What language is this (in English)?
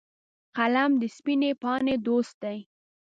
Pashto